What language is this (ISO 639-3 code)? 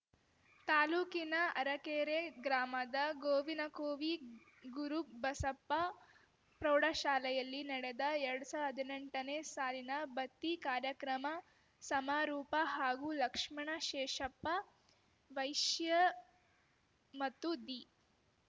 kan